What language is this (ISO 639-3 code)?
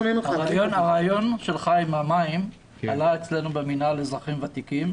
heb